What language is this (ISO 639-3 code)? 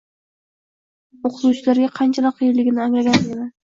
uzb